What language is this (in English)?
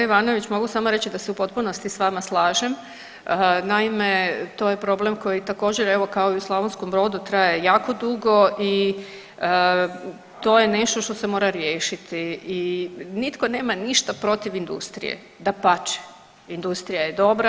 Croatian